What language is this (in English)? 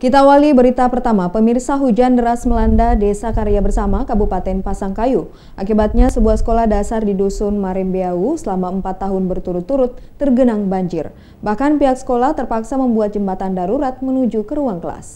Indonesian